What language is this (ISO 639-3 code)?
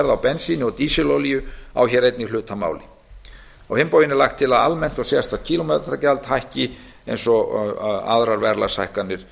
isl